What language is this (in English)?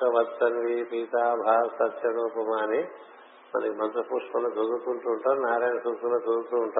Telugu